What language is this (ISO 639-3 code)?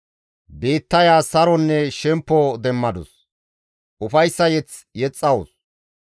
gmv